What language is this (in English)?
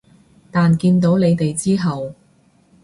Cantonese